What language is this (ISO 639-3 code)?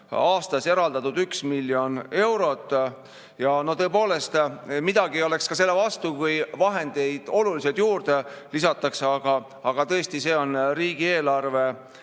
est